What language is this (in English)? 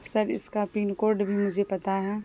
Urdu